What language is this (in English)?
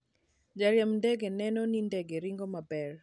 Luo (Kenya and Tanzania)